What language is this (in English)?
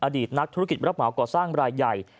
Thai